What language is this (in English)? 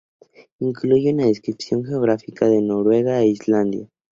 Spanish